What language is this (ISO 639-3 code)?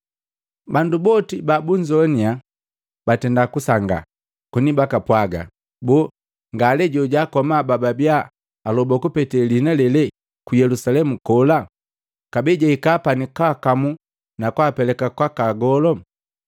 mgv